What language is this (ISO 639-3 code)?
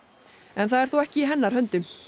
isl